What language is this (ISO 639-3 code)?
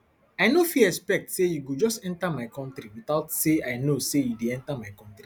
pcm